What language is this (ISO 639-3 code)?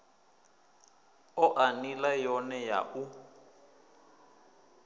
ven